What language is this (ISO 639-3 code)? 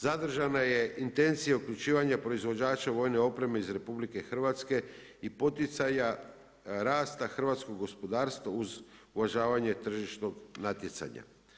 hrv